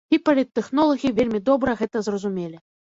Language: Belarusian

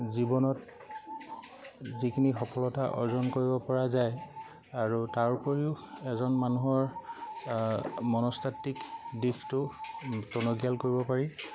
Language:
Assamese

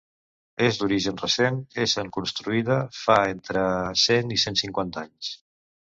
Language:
Catalan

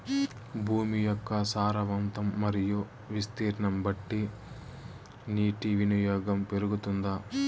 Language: Telugu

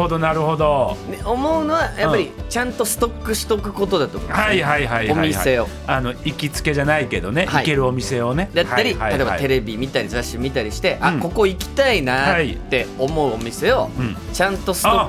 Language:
Japanese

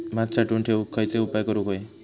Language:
Marathi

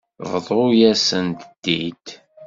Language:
Kabyle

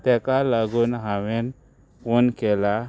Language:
Konkani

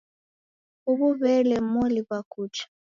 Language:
Taita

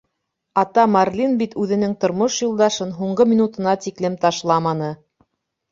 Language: Bashkir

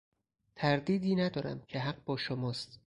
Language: Persian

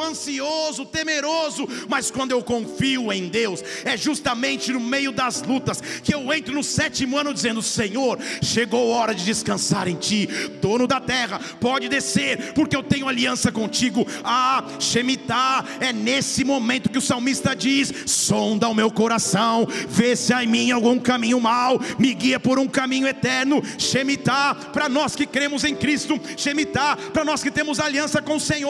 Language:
Portuguese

